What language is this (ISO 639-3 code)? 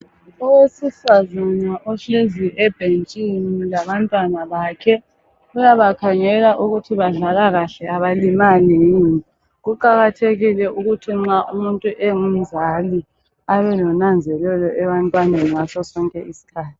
nde